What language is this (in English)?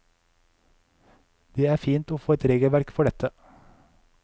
Norwegian